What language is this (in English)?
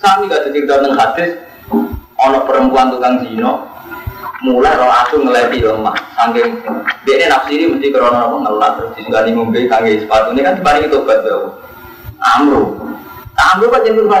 Indonesian